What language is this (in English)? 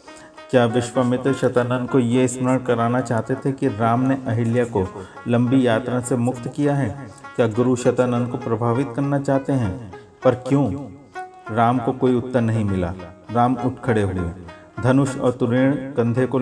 Hindi